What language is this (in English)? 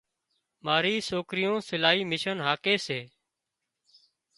Wadiyara Koli